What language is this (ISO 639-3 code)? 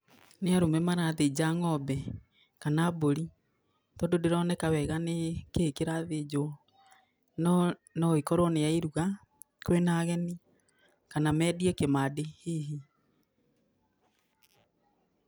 kik